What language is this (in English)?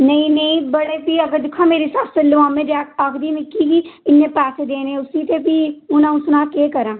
Dogri